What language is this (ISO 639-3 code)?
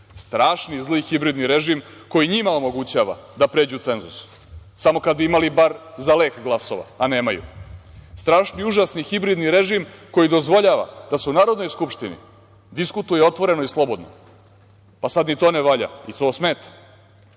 srp